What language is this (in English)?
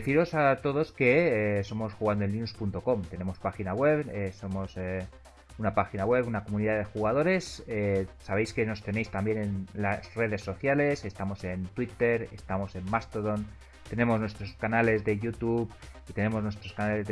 Spanish